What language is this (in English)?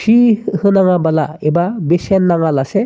Bodo